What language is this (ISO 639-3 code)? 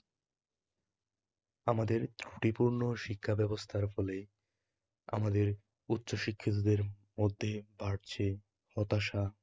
ben